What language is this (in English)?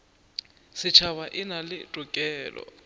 Northern Sotho